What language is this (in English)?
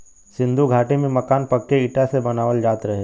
Bhojpuri